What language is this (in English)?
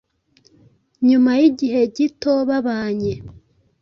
Kinyarwanda